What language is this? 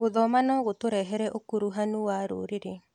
Kikuyu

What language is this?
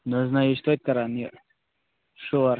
Kashmiri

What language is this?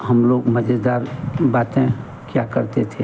Hindi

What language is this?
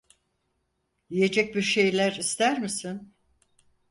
Turkish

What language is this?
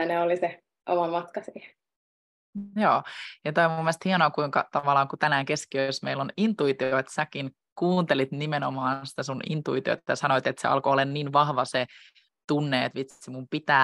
Finnish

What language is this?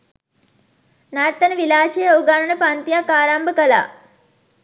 Sinhala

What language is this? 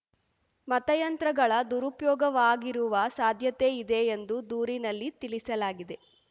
Kannada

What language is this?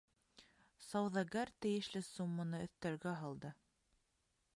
Bashkir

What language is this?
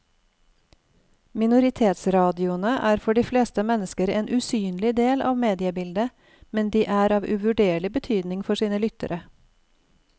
Norwegian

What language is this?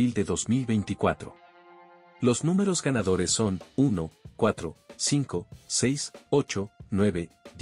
Spanish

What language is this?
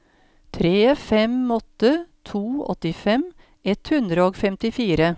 Norwegian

